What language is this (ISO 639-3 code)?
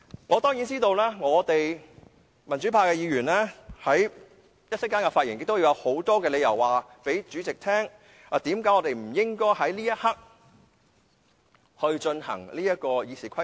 yue